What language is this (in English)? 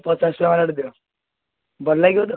Odia